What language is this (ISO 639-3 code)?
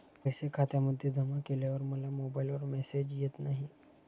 mar